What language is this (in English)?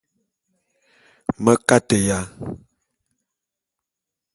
Bulu